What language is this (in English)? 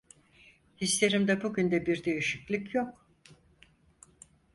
Turkish